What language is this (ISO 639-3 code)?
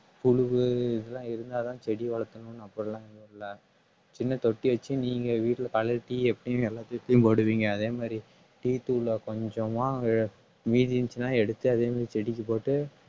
tam